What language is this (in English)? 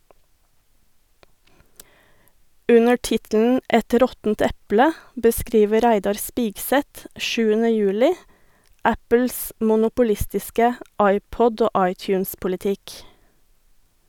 Norwegian